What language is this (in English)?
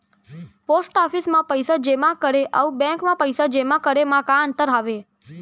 Chhattisgarhi